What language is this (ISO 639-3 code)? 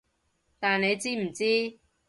yue